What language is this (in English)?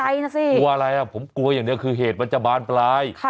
Thai